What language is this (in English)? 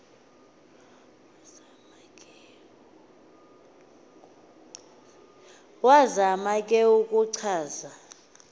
Xhosa